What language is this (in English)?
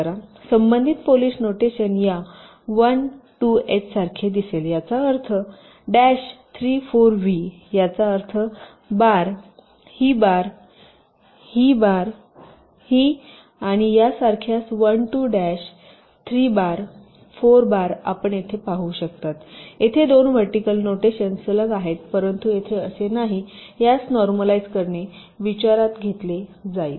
Marathi